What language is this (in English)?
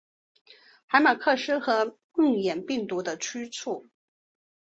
Chinese